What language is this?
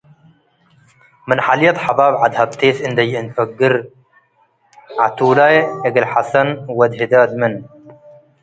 Tigre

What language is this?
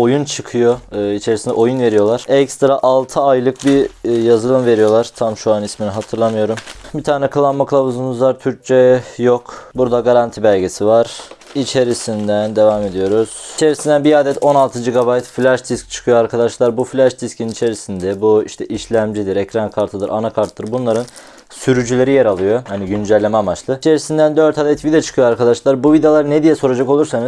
Turkish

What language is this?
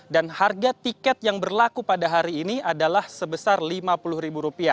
Indonesian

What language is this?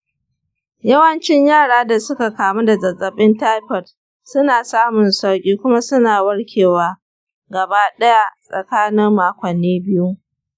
Hausa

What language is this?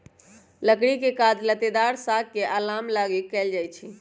Magahi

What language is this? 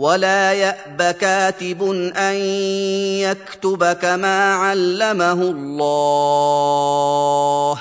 Arabic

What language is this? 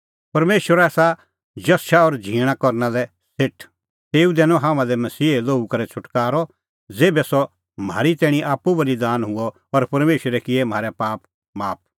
Kullu Pahari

